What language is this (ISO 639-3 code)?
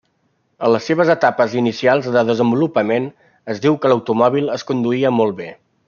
cat